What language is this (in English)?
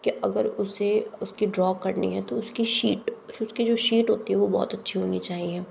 Hindi